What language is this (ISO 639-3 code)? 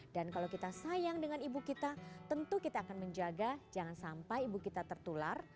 ind